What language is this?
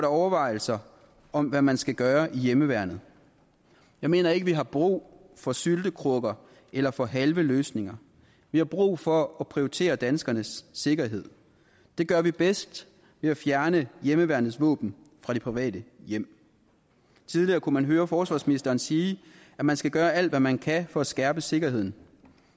Danish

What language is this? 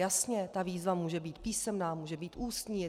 Czech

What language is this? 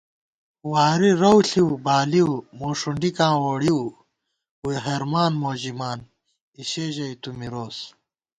Gawar-Bati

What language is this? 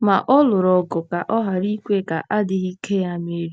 Igbo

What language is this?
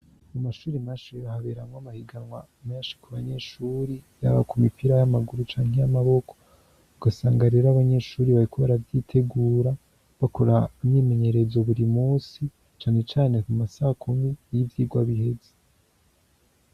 Rundi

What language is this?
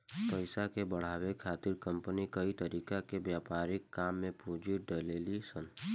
Bhojpuri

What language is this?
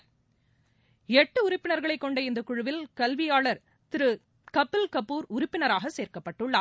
Tamil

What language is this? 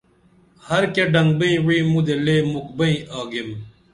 Dameli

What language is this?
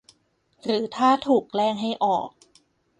Thai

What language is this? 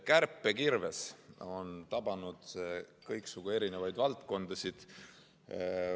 Estonian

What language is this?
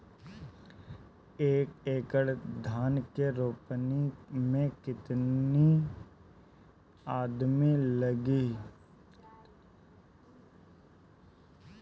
Bhojpuri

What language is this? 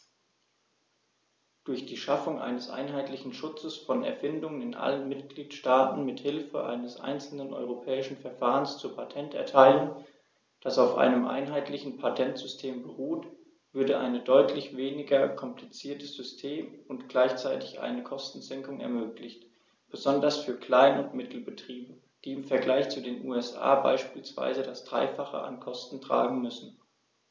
German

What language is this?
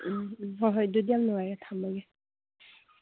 Manipuri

